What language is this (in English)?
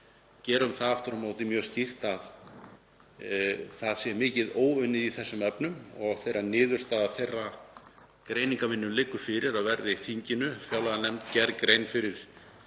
Icelandic